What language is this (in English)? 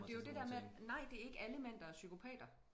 Danish